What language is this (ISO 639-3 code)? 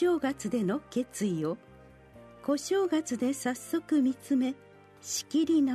jpn